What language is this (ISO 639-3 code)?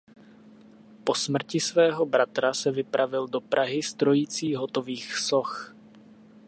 ces